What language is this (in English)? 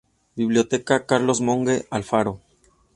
Spanish